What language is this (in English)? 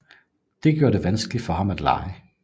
Danish